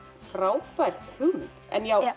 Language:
Icelandic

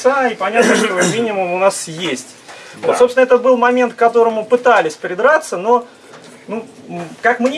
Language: Russian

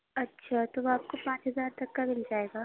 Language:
Urdu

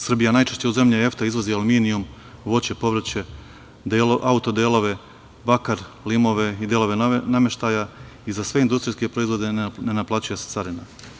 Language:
Serbian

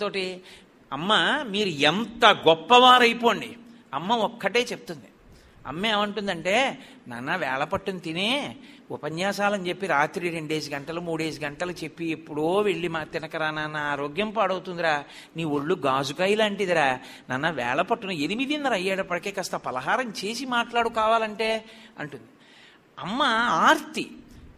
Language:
Telugu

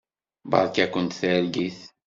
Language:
Kabyle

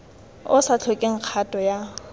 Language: Tswana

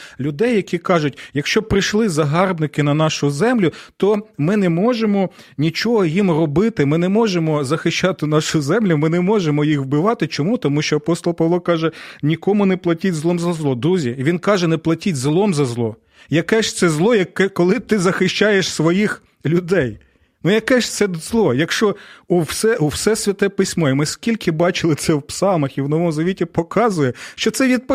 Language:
Ukrainian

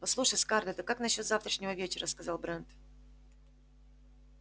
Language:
Russian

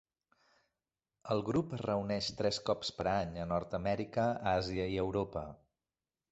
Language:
Catalan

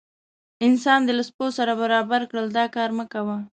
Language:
Pashto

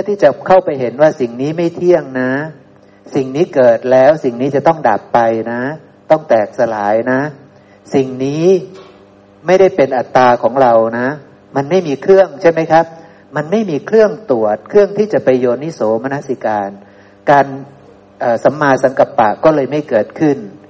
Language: Thai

